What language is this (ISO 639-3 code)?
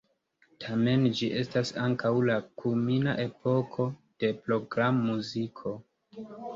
epo